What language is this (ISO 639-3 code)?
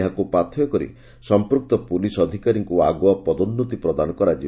ori